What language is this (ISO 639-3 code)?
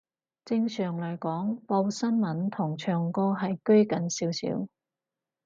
yue